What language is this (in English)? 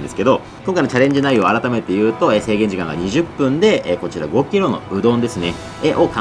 Japanese